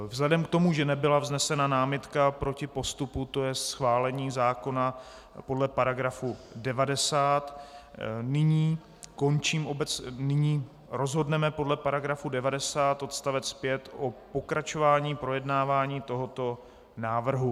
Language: Czech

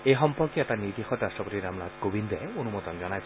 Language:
Assamese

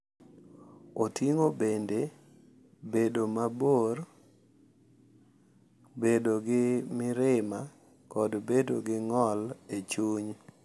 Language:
Luo (Kenya and Tanzania)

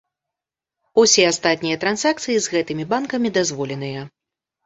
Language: Belarusian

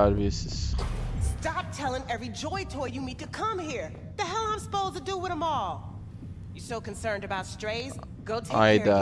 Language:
Turkish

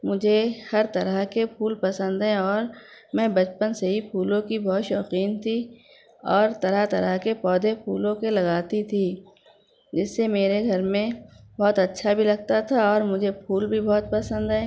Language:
Urdu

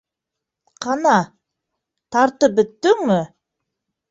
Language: Bashkir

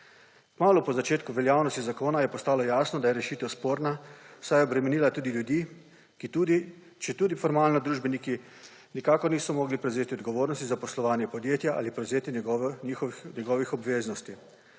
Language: Slovenian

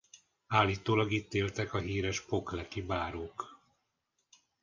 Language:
Hungarian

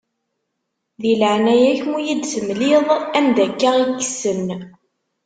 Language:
Kabyle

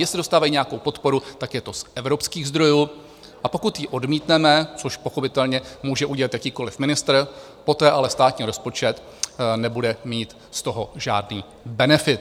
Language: Czech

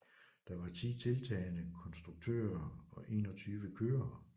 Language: Danish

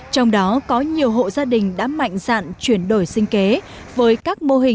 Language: Vietnamese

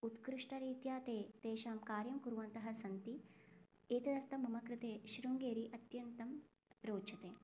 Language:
Sanskrit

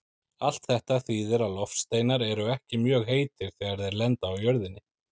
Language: Icelandic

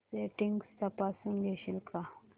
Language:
Marathi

